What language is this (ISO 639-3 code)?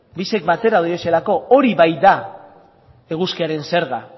eus